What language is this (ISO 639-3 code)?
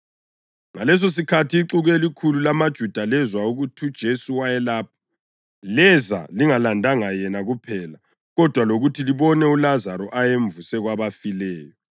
nde